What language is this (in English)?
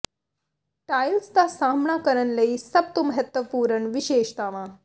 Punjabi